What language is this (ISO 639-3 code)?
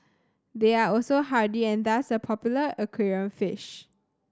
eng